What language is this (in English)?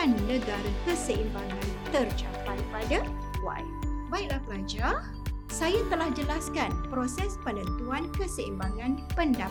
Malay